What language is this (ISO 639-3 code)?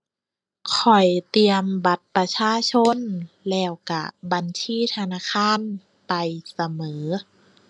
tha